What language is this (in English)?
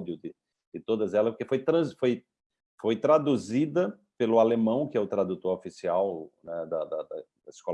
Portuguese